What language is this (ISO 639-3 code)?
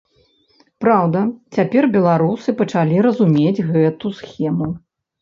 bel